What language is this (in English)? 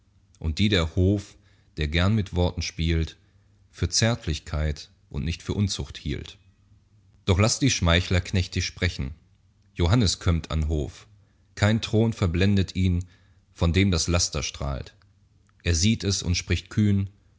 German